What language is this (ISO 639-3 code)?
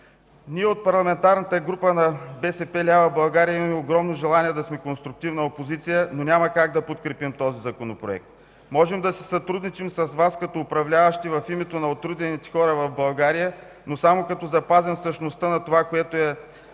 bul